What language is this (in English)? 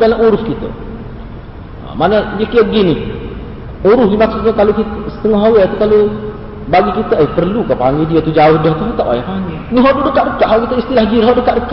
Malay